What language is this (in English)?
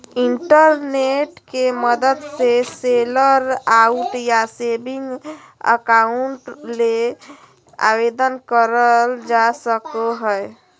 Magahi